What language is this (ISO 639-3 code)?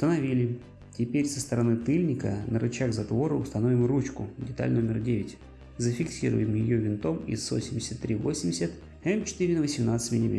rus